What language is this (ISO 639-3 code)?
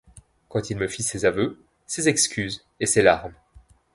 fra